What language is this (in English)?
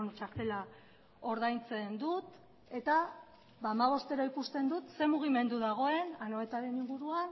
Basque